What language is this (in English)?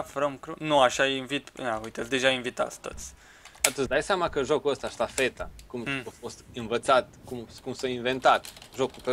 Romanian